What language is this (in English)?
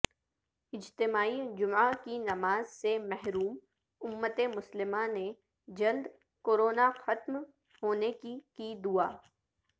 Urdu